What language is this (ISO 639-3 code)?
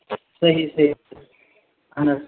kas